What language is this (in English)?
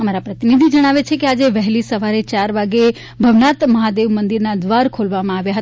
Gujarati